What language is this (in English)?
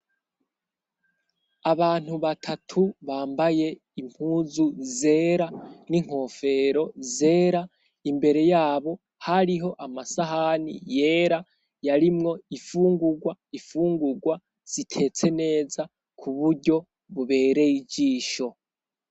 Rundi